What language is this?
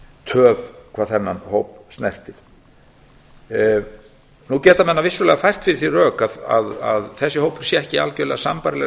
Icelandic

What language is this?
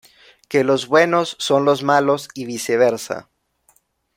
Spanish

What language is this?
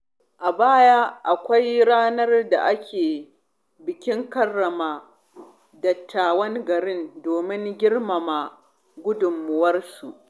Hausa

